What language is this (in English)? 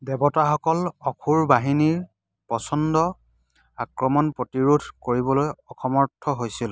Assamese